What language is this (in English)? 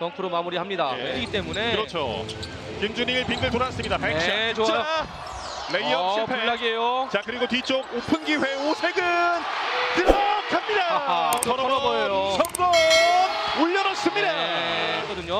Korean